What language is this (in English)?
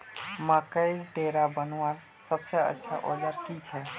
Magahi